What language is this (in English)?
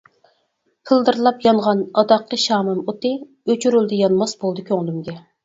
Uyghur